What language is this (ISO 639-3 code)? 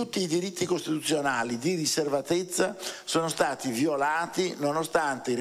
ita